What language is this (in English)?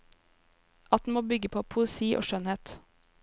Norwegian